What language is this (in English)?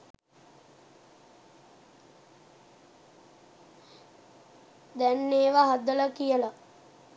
Sinhala